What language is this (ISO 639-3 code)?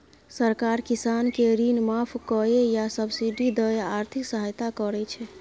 mai